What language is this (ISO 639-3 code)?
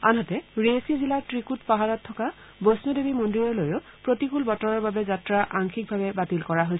asm